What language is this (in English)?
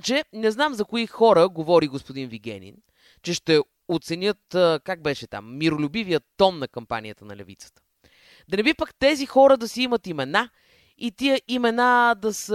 Bulgarian